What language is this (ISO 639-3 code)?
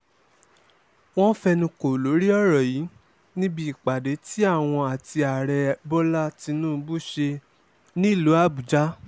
yor